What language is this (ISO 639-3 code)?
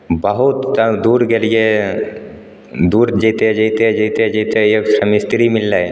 mai